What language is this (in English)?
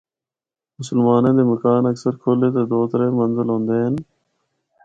Northern Hindko